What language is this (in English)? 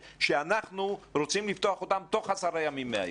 Hebrew